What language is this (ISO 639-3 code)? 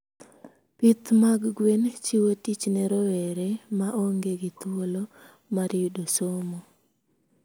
luo